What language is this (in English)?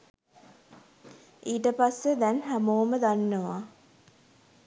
Sinhala